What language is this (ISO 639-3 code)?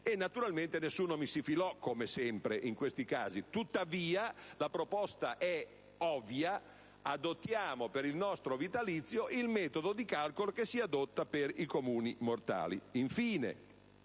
ita